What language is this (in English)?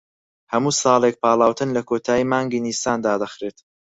Central Kurdish